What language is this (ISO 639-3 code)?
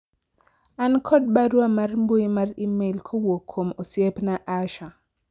luo